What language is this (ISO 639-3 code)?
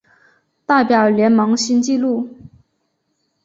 zho